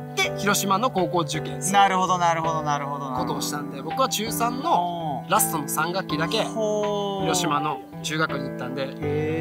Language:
Japanese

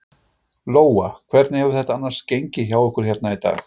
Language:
Icelandic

